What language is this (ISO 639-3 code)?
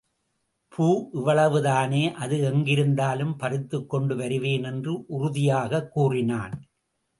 tam